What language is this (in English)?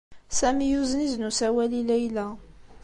Kabyle